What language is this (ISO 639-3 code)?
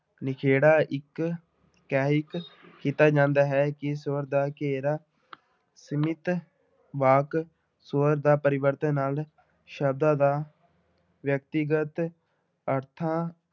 pan